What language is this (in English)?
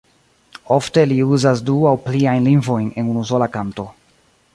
Esperanto